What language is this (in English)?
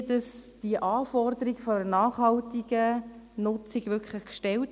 Swiss German